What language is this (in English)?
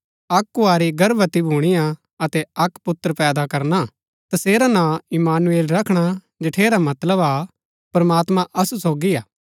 Gaddi